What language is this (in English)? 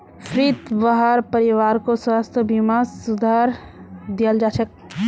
Magahi